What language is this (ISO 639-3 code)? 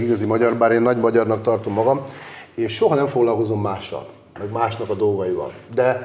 hun